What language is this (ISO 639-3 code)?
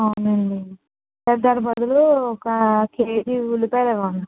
tel